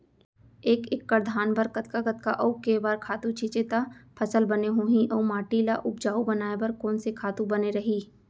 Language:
Chhattisgarhi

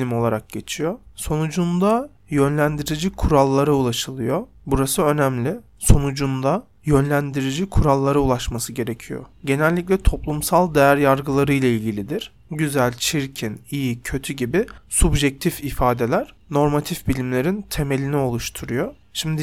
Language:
Turkish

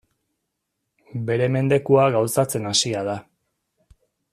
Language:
Basque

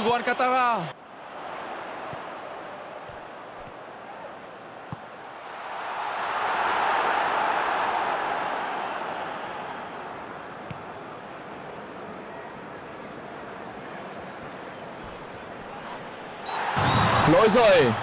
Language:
Vietnamese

